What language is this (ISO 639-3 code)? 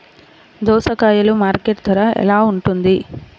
tel